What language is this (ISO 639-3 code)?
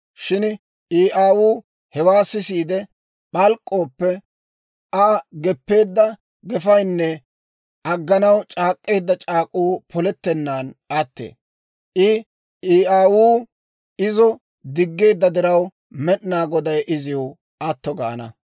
dwr